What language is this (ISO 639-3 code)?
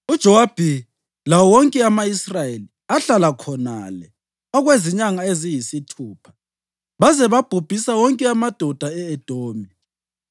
nde